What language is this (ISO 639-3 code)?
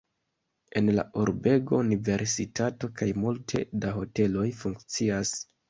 epo